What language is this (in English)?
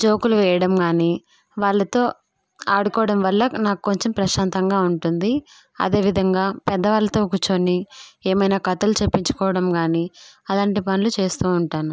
Telugu